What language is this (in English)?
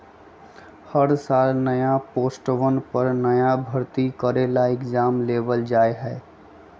Magahi